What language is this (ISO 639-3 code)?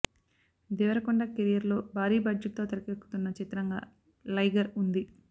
tel